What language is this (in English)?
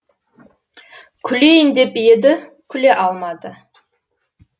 Kazakh